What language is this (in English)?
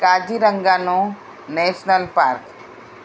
Gujarati